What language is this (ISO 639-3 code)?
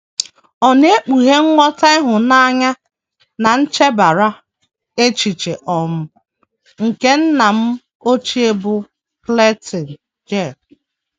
ibo